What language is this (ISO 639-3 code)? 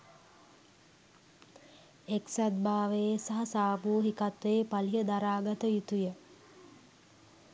sin